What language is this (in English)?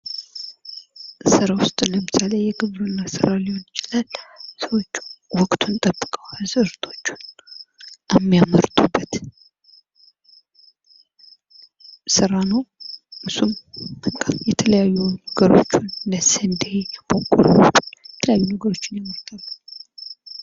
Amharic